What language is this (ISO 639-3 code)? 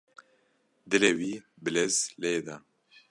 kur